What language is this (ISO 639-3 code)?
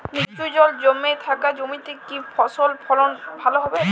ben